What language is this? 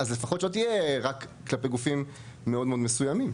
Hebrew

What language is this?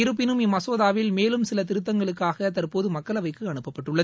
Tamil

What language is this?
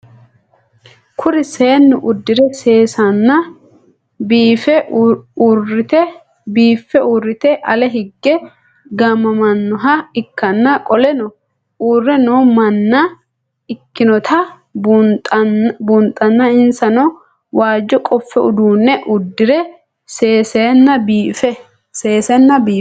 Sidamo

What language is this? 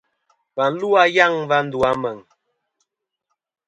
Kom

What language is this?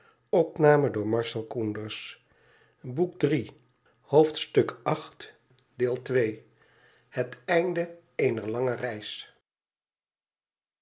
Dutch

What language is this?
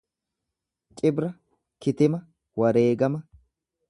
Oromo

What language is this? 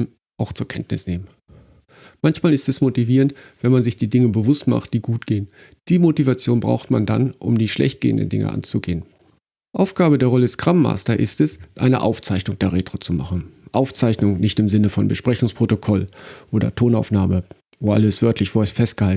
German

